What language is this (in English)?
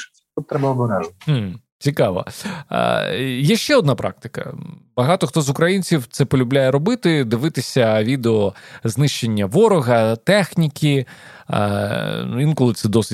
Ukrainian